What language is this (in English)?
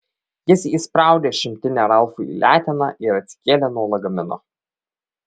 Lithuanian